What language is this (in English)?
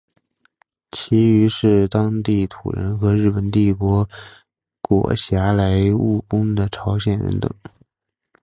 Chinese